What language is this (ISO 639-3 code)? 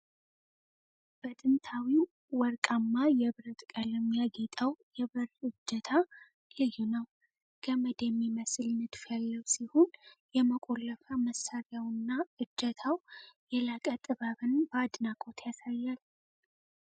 amh